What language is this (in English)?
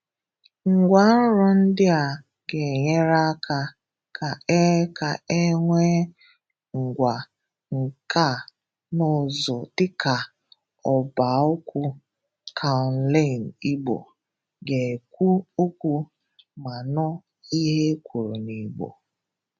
Igbo